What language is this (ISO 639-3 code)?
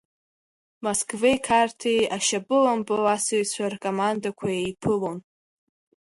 abk